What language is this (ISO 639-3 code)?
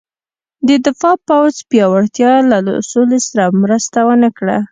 pus